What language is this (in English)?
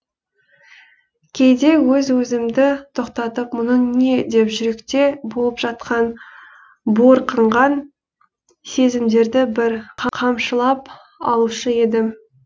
Kazakh